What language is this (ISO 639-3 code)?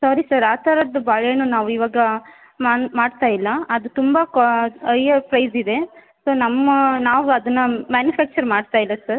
kan